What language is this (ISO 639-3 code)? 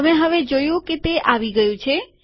guj